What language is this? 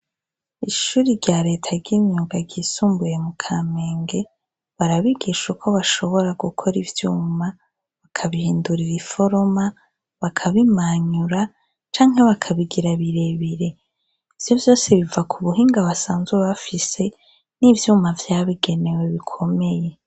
Rundi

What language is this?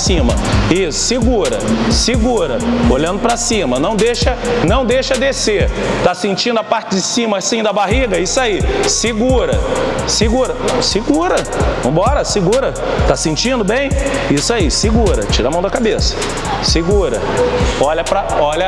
Portuguese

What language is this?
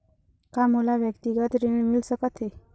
Chhattisgarhi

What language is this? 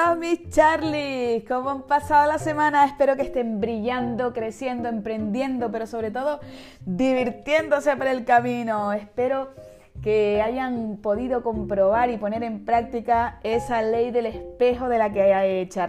Spanish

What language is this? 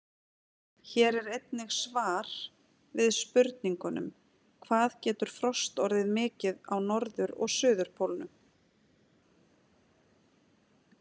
Icelandic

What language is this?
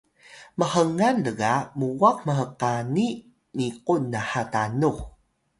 Atayal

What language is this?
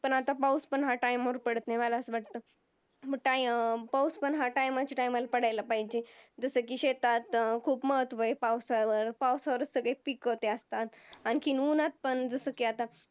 Marathi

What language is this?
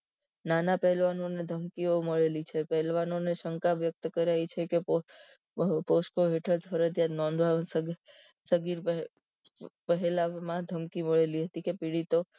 Gujarati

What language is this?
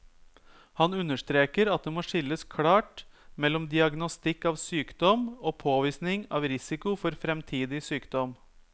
Norwegian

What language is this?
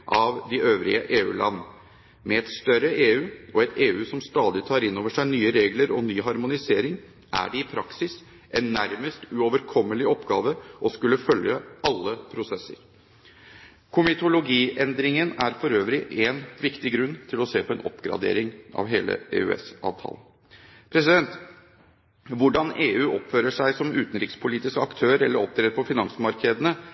Norwegian Bokmål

